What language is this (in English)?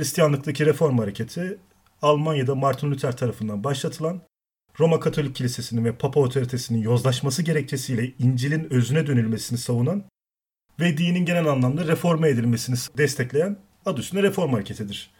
Turkish